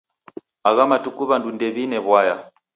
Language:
Taita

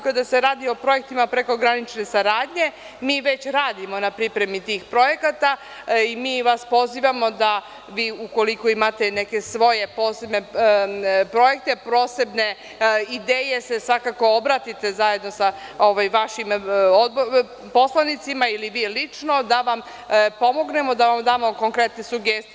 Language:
Serbian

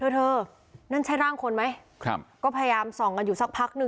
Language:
Thai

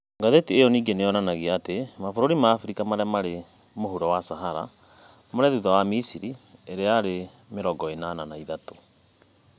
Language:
Kikuyu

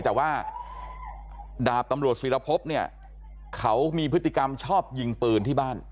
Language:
Thai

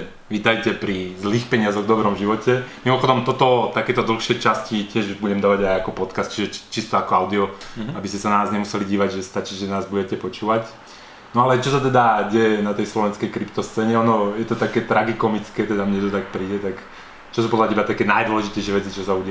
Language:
Slovak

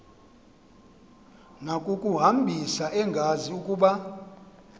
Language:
Xhosa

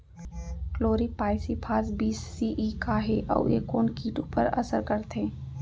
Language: Chhattisgarhi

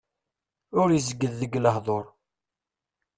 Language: Kabyle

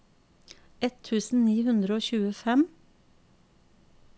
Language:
Norwegian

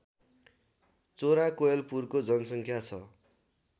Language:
Nepali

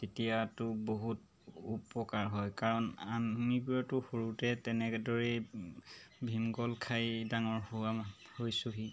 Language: Assamese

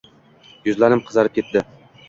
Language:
Uzbek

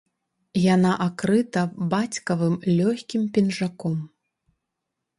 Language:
Belarusian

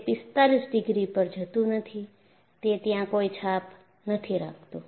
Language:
Gujarati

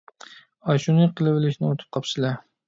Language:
Uyghur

